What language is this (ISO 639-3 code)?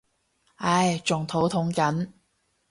yue